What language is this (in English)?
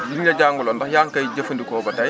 Wolof